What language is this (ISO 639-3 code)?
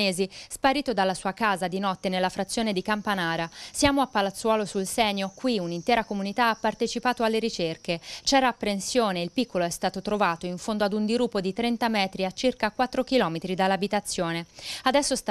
ita